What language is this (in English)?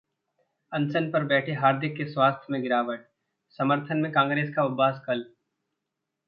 Hindi